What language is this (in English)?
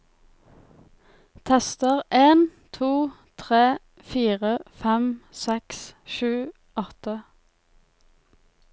Norwegian